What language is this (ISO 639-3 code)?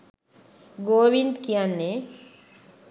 sin